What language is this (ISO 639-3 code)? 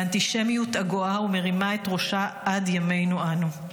heb